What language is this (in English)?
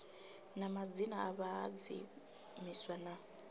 Venda